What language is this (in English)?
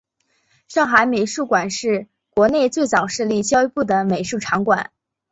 Chinese